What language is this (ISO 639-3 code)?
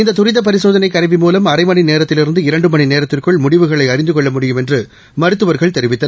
tam